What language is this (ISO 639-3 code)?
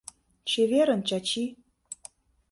chm